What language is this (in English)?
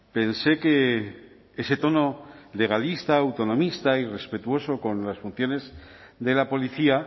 Spanish